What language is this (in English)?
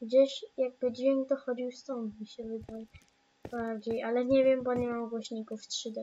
Polish